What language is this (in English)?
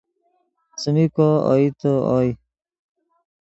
Yidgha